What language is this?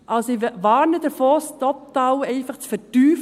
Swiss German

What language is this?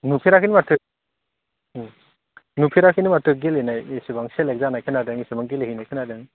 Bodo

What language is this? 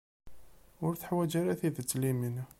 Kabyle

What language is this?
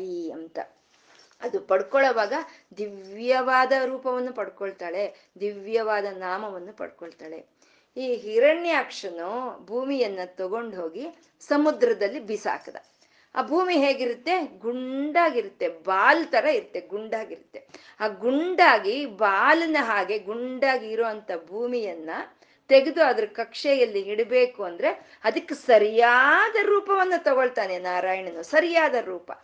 Kannada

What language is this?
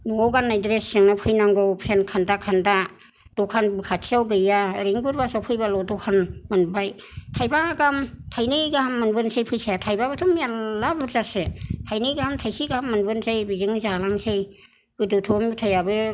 Bodo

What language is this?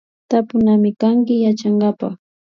Imbabura Highland Quichua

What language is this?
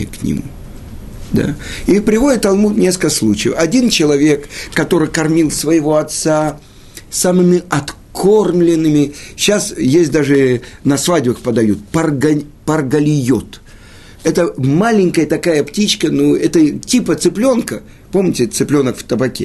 Russian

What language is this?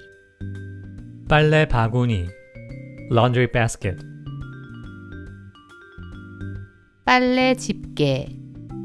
Korean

